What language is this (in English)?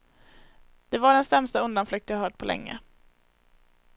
Swedish